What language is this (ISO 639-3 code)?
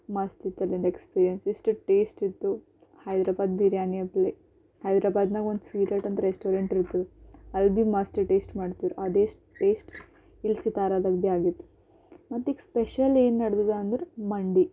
kan